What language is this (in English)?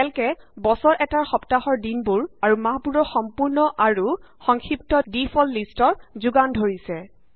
Assamese